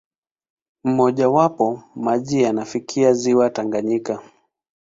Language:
Swahili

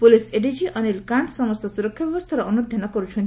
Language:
Odia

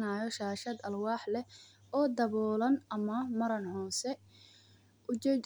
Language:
Somali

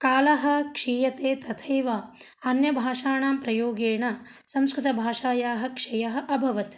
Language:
Sanskrit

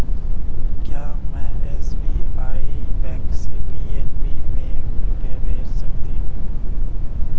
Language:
Hindi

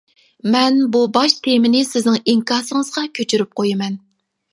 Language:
Uyghur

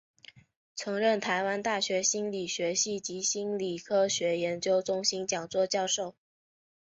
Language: Chinese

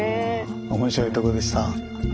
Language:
Japanese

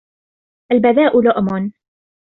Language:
Arabic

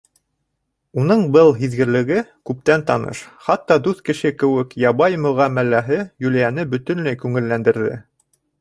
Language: Bashkir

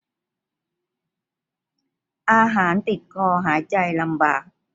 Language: Thai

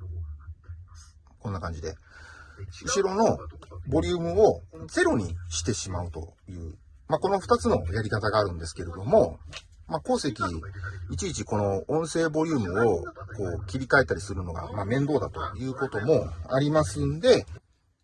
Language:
Japanese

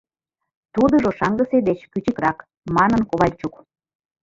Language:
Mari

